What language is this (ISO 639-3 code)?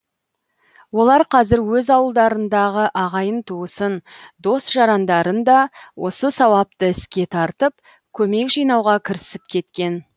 kaz